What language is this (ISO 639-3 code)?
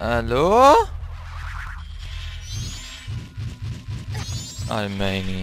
nld